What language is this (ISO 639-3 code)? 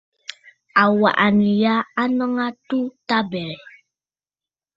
bfd